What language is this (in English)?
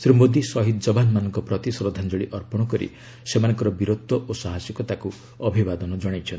Odia